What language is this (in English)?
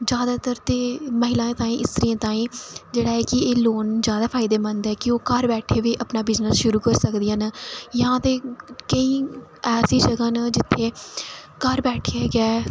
Dogri